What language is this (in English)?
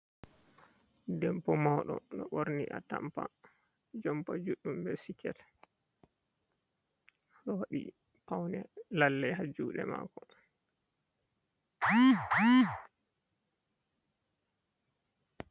Fula